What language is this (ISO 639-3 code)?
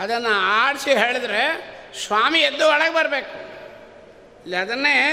kan